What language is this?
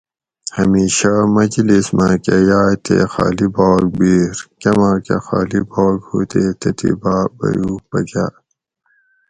Gawri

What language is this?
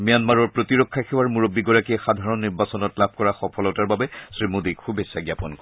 Assamese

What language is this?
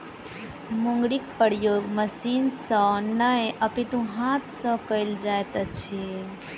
Maithili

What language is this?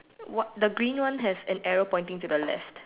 English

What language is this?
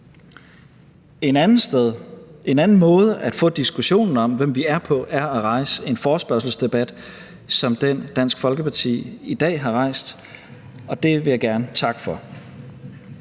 Danish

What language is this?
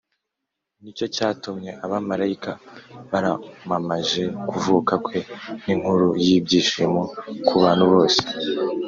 Kinyarwanda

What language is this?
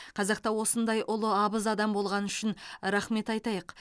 Kazakh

